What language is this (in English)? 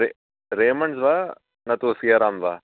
Sanskrit